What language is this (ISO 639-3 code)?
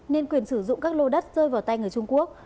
vie